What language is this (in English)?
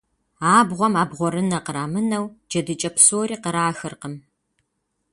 Kabardian